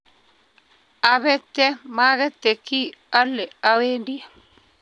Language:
Kalenjin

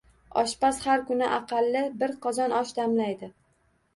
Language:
Uzbek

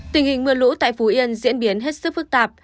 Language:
Vietnamese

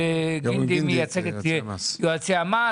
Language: Hebrew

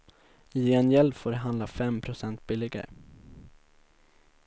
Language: Swedish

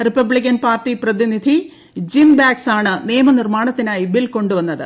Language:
Malayalam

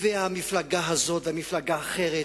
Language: Hebrew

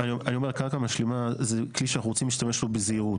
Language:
Hebrew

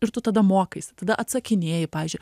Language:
Lithuanian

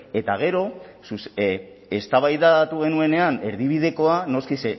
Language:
Basque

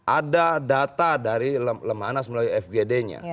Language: Indonesian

